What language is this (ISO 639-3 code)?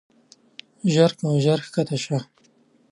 pus